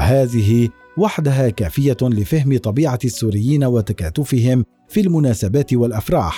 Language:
Arabic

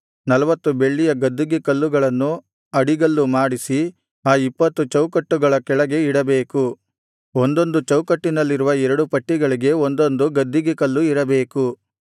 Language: Kannada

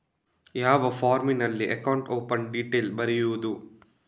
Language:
Kannada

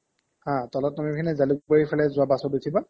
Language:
Assamese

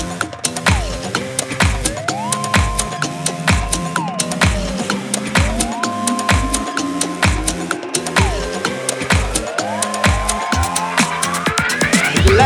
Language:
Russian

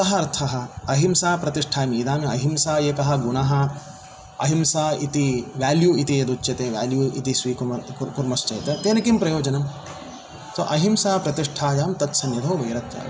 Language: Sanskrit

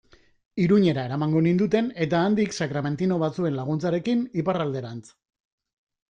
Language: Basque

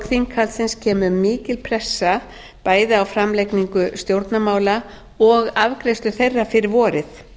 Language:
Icelandic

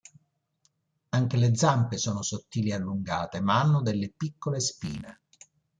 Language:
Italian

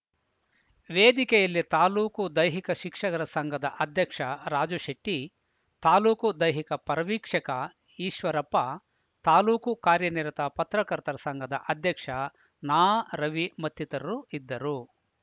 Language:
Kannada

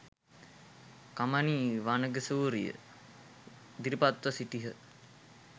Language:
Sinhala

